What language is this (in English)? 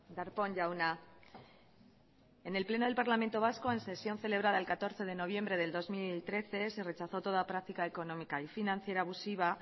Spanish